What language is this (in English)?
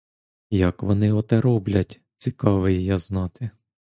Ukrainian